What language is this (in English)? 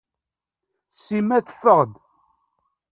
Kabyle